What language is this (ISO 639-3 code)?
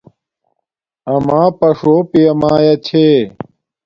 dmk